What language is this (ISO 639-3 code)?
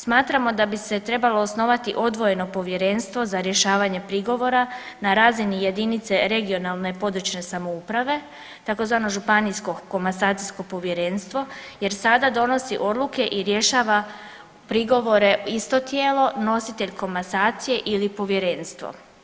hrv